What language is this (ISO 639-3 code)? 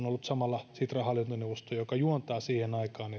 fin